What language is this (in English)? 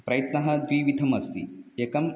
Sanskrit